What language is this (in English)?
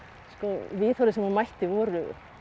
Icelandic